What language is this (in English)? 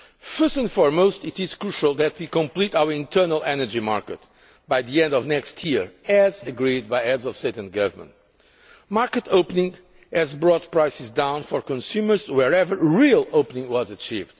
English